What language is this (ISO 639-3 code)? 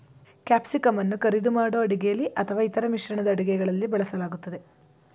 kan